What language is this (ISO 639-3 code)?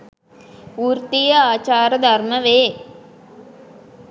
sin